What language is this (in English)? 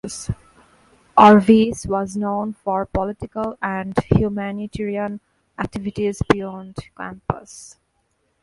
English